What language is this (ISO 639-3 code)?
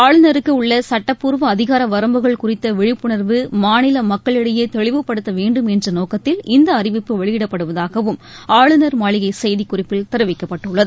tam